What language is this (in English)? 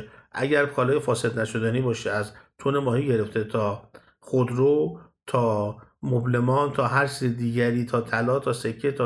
Persian